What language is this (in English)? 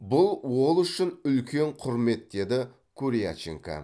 Kazakh